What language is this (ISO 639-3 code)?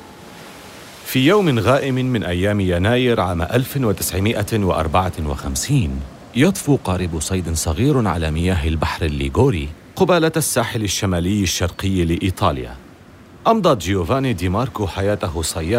ara